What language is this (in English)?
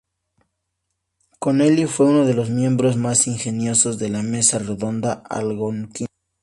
Spanish